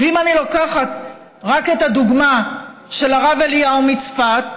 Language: Hebrew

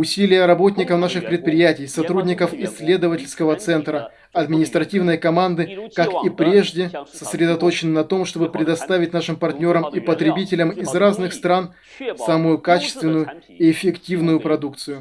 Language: Russian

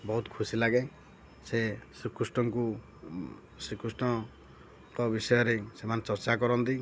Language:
Odia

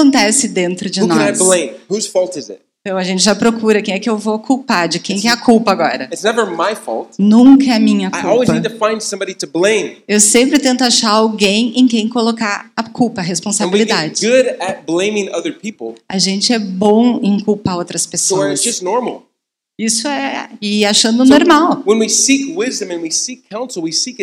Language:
Portuguese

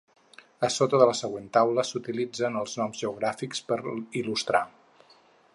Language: Catalan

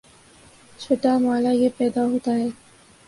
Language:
Urdu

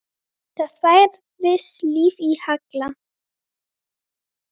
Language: Icelandic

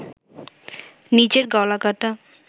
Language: Bangla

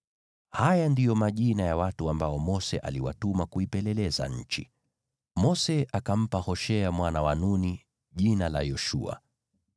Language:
Swahili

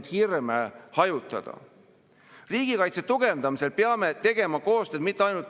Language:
Estonian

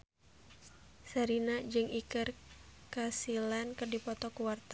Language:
Sundanese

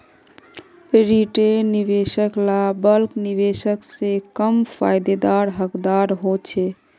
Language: Magahi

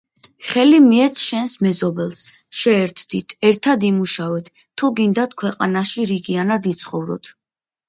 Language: Georgian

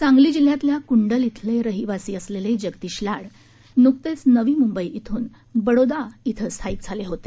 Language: Marathi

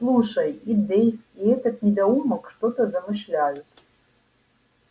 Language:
Russian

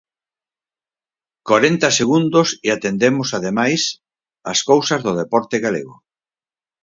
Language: Galician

